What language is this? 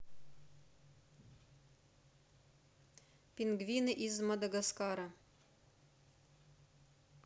Russian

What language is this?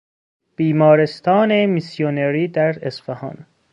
Persian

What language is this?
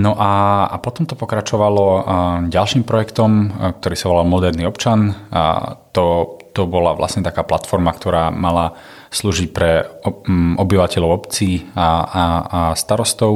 Slovak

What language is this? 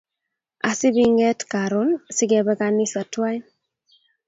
Kalenjin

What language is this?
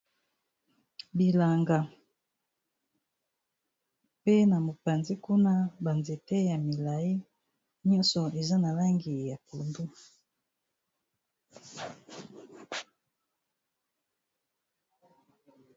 Lingala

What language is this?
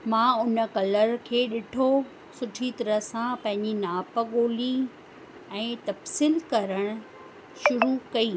Sindhi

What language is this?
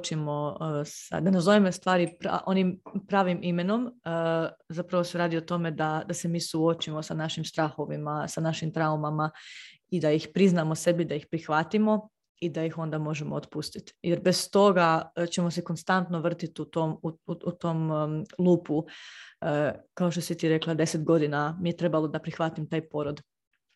Croatian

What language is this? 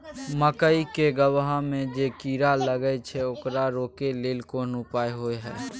Maithili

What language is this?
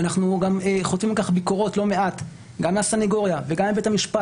Hebrew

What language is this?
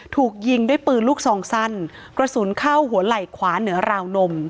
Thai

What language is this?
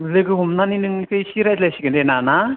Bodo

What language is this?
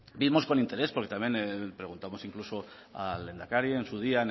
Spanish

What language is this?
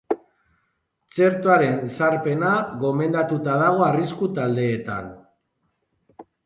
Basque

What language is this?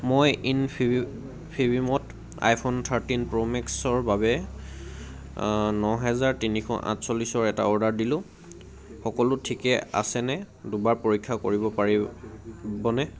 Assamese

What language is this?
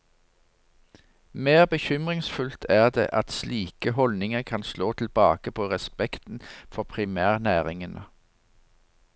Norwegian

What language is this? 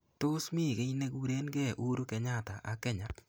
Kalenjin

